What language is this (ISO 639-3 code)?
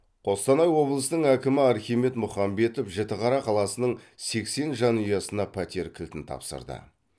kaz